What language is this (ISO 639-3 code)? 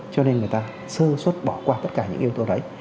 vie